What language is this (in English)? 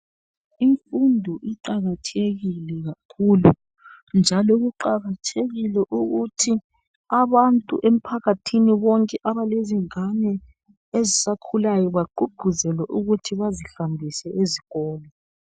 North Ndebele